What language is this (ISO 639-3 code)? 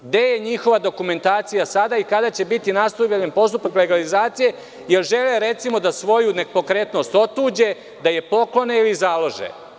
srp